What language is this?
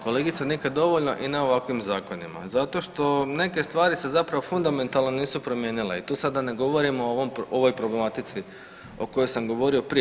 Croatian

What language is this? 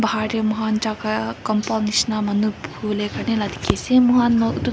Naga Pidgin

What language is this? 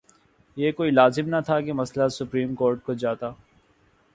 Urdu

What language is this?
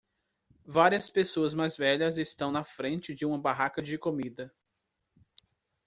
Portuguese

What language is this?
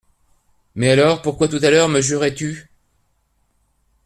French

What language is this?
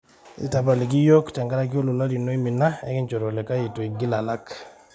Masai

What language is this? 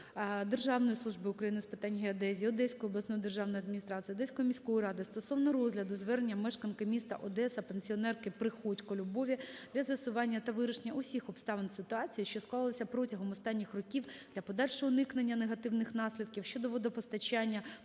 Ukrainian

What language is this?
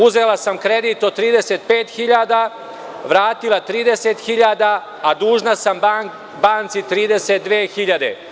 Serbian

